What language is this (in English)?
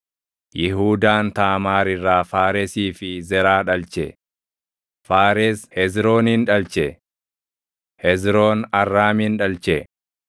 Oromo